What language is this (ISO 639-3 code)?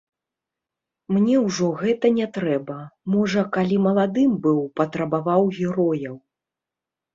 bel